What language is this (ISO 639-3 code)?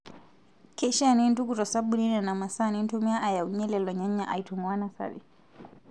mas